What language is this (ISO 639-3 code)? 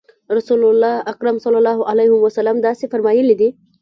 pus